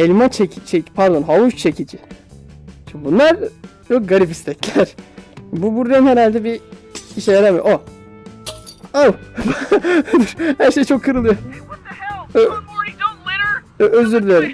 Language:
Turkish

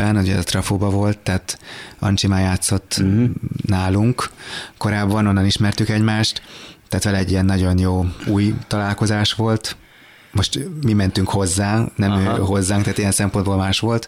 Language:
Hungarian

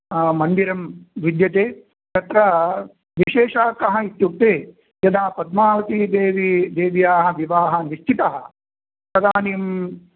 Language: Sanskrit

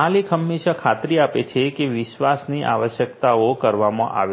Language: Gujarati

